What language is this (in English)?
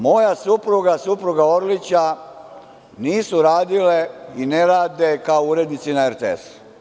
Serbian